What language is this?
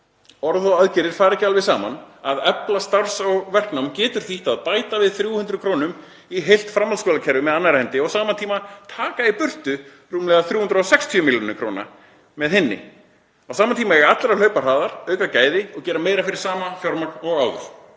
Icelandic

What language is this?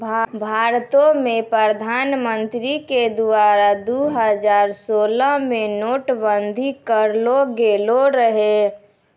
Maithili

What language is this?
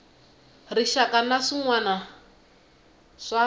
Tsonga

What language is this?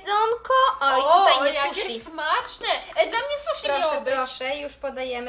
Polish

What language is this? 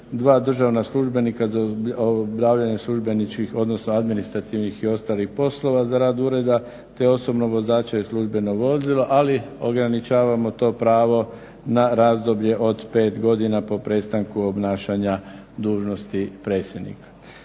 Croatian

